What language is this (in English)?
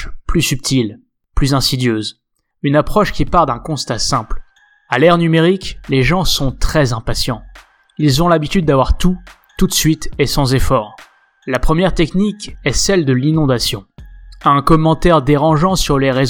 French